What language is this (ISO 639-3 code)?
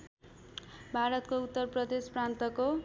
nep